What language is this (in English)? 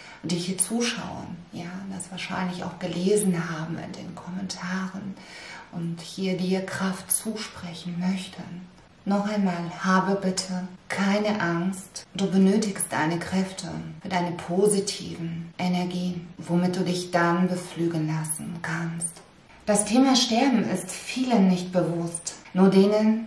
German